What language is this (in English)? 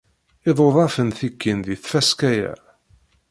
Kabyle